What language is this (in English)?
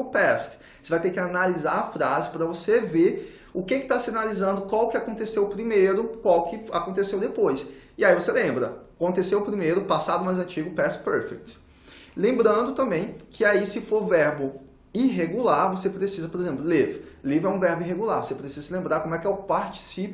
Portuguese